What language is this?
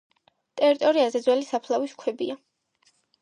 Georgian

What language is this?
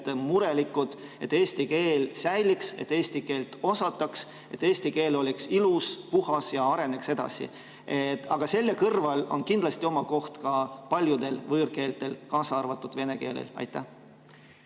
Estonian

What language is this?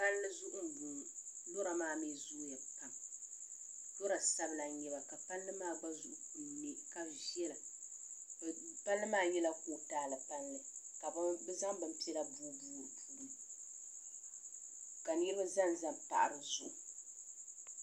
Dagbani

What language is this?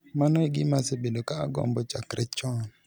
Luo (Kenya and Tanzania)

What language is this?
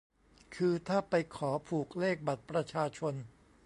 Thai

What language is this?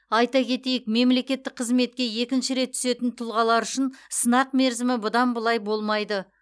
Kazakh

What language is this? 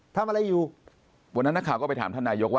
Thai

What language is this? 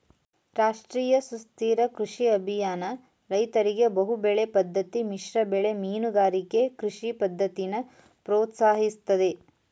Kannada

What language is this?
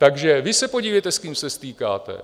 Czech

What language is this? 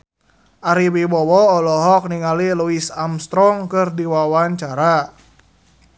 Sundanese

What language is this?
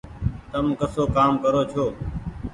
Goaria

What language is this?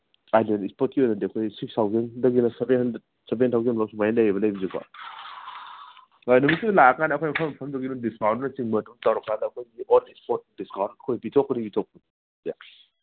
Manipuri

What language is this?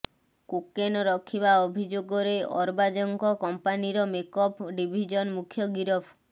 Odia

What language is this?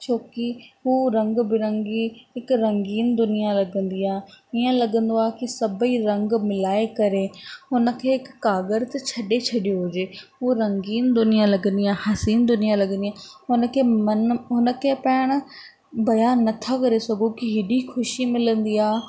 Sindhi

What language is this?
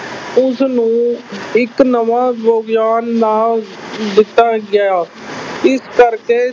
Punjabi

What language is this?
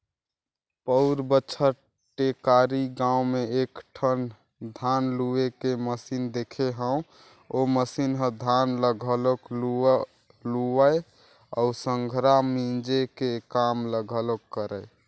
Chhattisgarhi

